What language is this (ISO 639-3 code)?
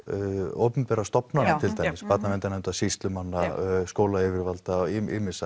isl